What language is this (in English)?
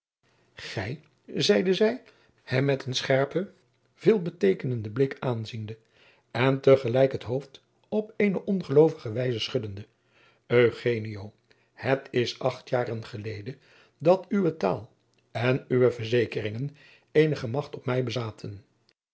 Dutch